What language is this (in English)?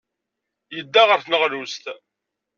Kabyle